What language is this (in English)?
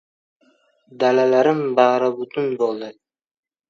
Uzbek